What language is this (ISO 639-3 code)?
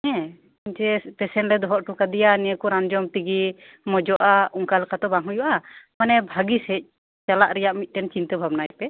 sat